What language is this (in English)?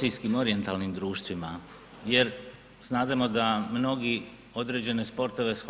Croatian